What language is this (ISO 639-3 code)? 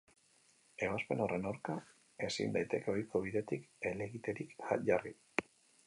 eus